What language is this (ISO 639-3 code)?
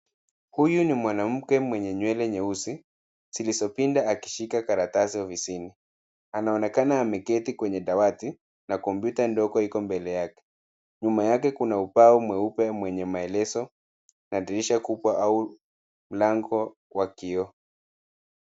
swa